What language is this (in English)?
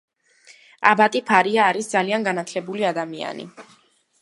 Georgian